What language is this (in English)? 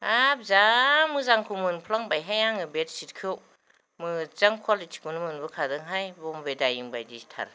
Bodo